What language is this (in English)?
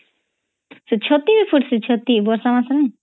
Odia